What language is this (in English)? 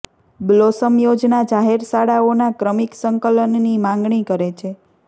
Gujarati